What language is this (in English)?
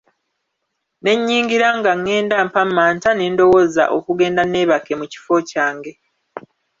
Ganda